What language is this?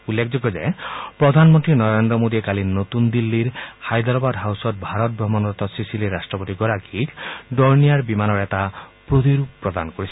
Assamese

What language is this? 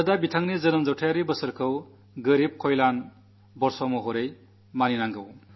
Malayalam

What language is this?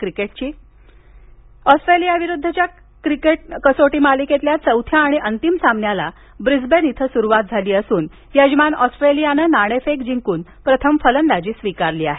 Marathi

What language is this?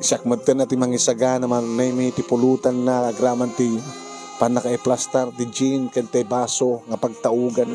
Filipino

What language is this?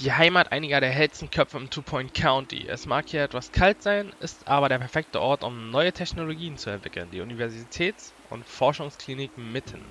German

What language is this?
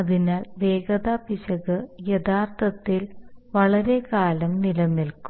Malayalam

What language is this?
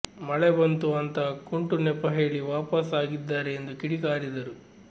Kannada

